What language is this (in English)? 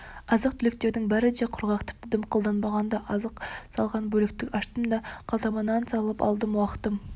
Kazakh